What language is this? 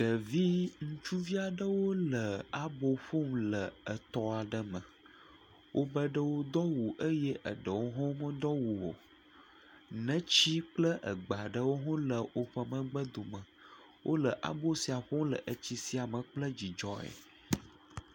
Ewe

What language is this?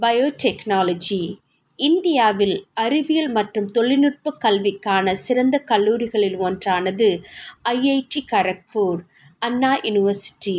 Tamil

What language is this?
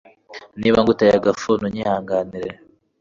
Kinyarwanda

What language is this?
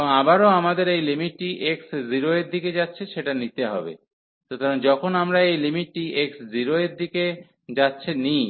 Bangla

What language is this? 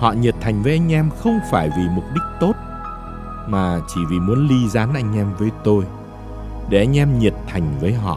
Vietnamese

